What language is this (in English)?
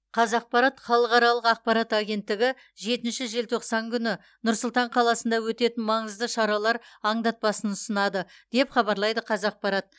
Kazakh